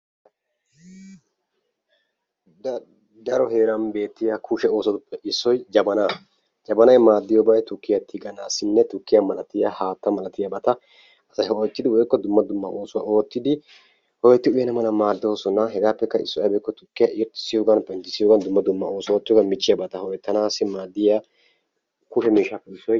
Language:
Wolaytta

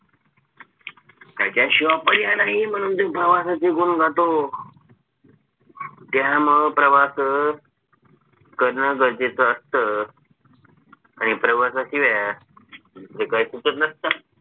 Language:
Marathi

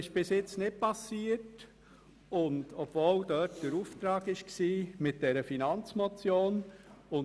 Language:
Swiss German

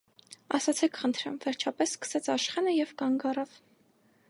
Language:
Armenian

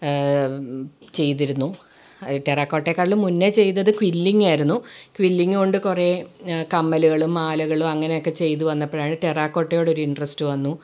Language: Malayalam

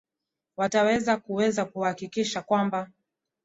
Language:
Swahili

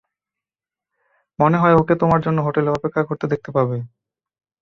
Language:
Bangla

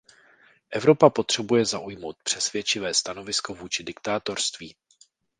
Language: Czech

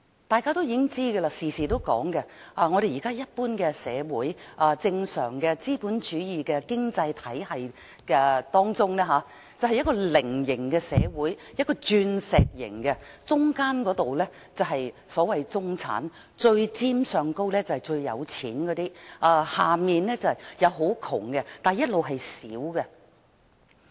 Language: Cantonese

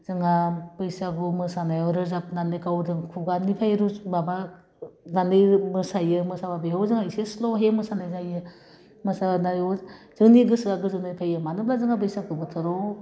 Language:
Bodo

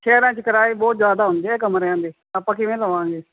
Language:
Punjabi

